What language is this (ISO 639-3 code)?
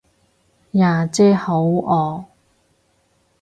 yue